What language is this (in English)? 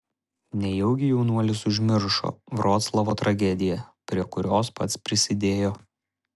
Lithuanian